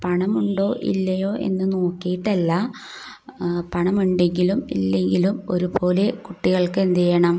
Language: Malayalam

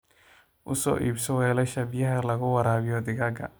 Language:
Somali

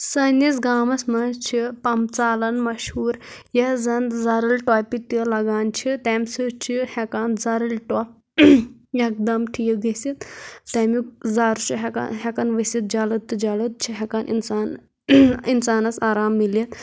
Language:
Kashmiri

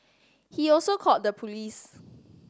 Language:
English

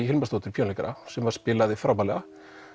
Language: Icelandic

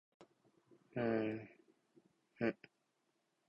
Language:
Japanese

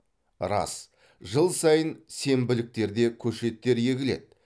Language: Kazakh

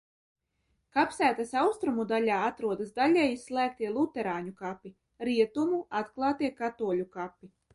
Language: Latvian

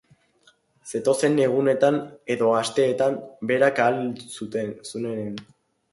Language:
Basque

